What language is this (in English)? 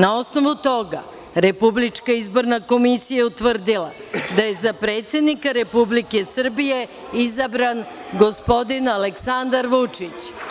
Serbian